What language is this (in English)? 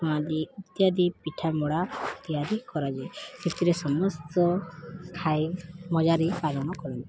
Odia